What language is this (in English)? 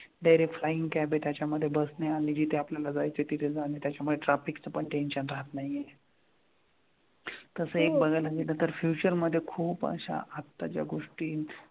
Marathi